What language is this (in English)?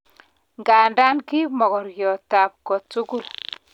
Kalenjin